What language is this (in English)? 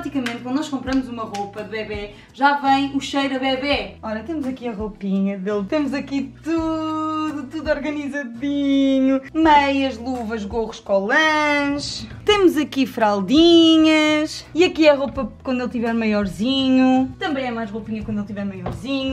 Portuguese